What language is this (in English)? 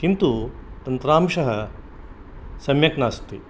Sanskrit